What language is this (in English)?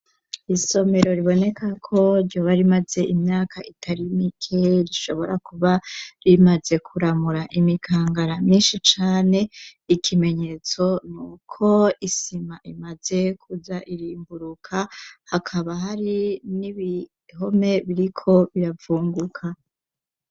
Rundi